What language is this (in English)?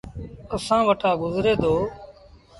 Sindhi Bhil